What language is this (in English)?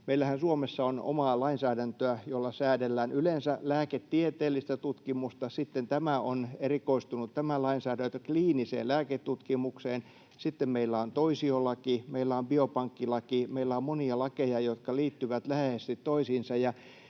Finnish